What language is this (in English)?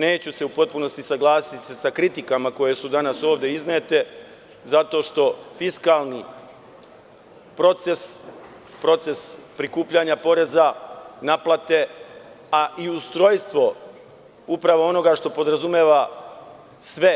Serbian